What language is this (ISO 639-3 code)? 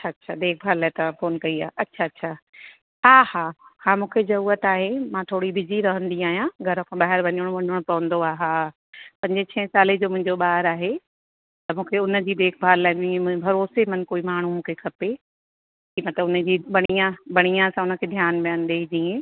snd